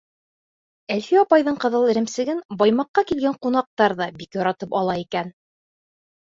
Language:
Bashkir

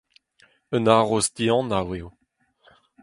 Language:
Breton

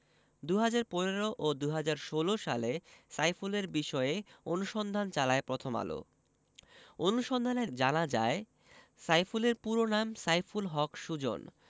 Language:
Bangla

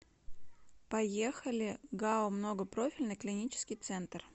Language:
Russian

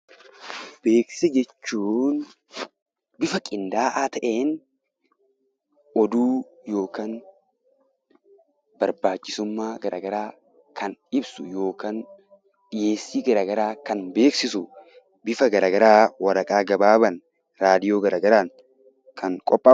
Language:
Oromo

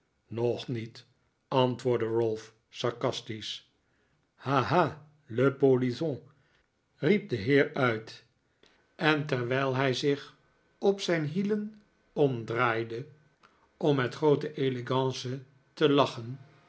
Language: Dutch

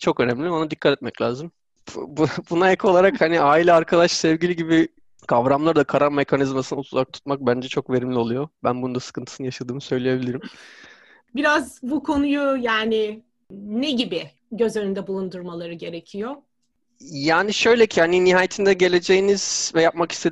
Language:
Turkish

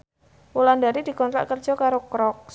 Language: Javanese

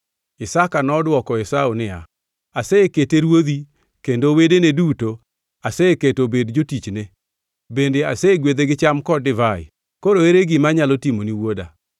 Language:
Luo (Kenya and Tanzania)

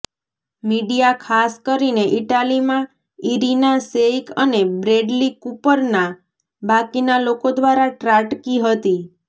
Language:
Gujarati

